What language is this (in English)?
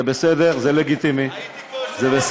Hebrew